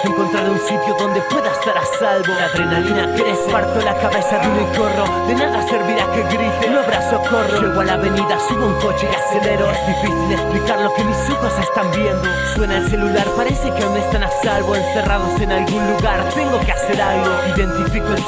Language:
Spanish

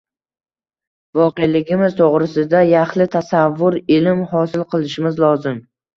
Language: Uzbek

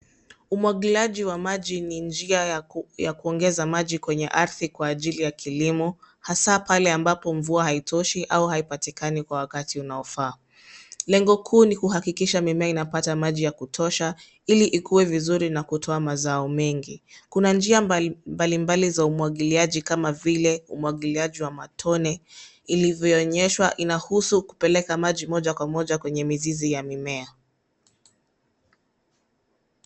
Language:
Swahili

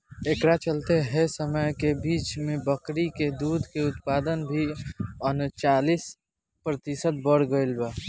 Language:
Bhojpuri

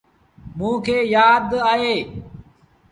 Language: Sindhi Bhil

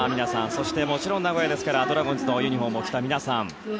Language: Japanese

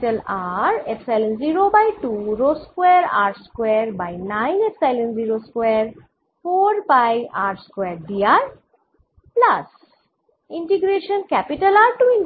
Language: Bangla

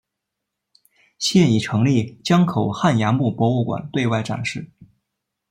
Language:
Chinese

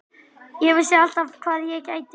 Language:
Icelandic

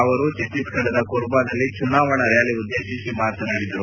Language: Kannada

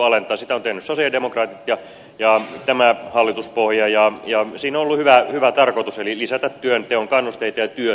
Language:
Finnish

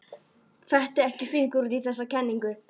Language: Icelandic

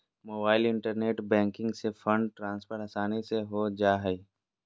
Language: Magahi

